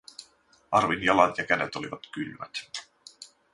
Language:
Finnish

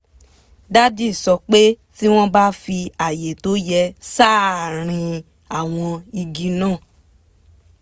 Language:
Yoruba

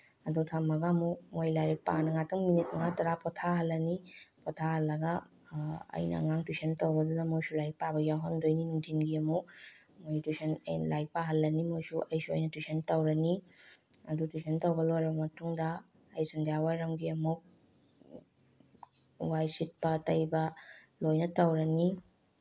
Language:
Manipuri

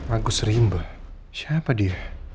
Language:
Indonesian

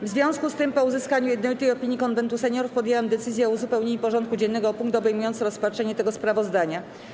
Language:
Polish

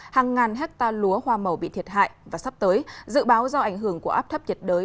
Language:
Vietnamese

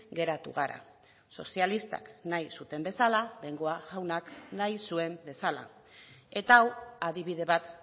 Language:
Basque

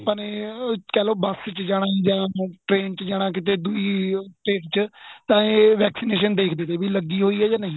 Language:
Punjabi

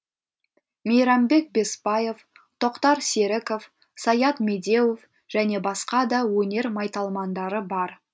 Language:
Kazakh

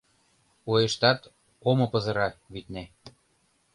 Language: Mari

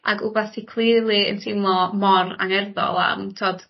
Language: Welsh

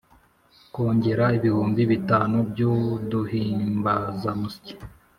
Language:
Kinyarwanda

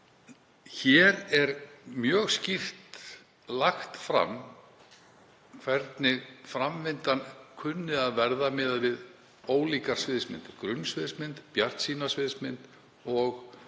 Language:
Icelandic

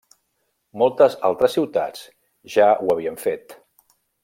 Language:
Catalan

